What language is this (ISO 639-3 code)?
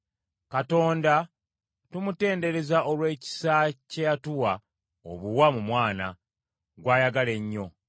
lug